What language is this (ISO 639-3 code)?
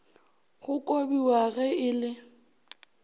nso